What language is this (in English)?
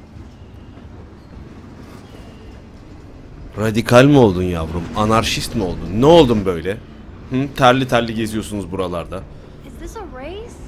Turkish